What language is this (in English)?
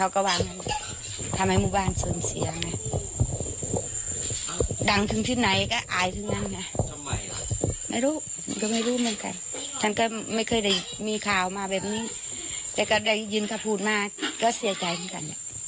Thai